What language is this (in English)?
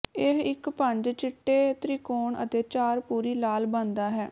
Punjabi